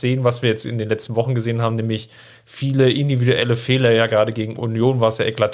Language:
German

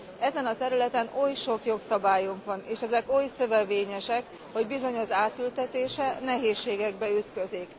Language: Hungarian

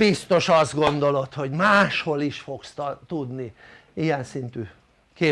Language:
Hungarian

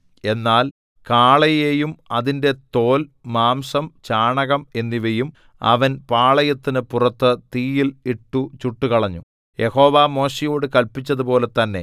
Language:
Malayalam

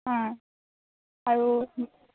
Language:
Assamese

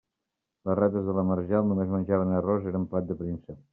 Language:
Catalan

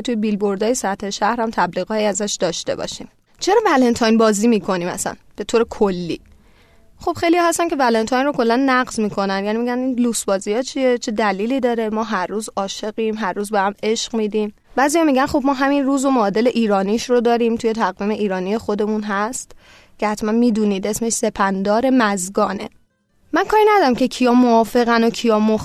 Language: Persian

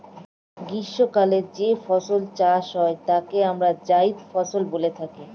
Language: Bangla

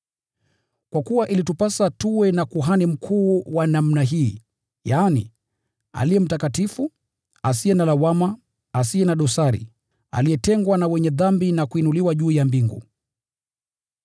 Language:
Swahili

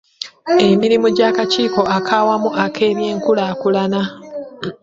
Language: Ganda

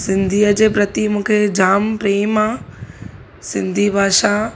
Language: Sindhi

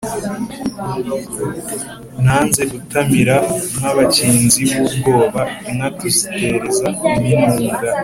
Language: Kinyarwanda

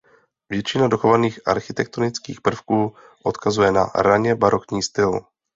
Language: Czech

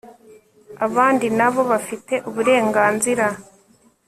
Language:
Kinyarwanda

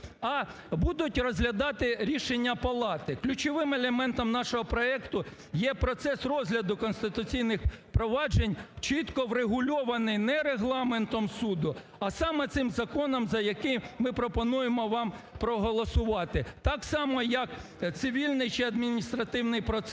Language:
Ukrainian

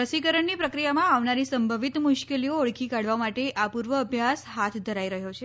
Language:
Gujarati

